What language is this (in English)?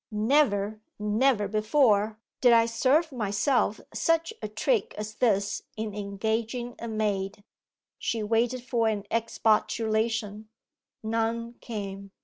English